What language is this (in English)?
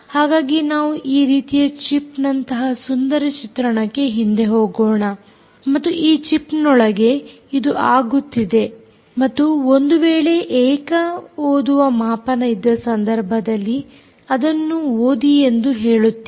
Kannada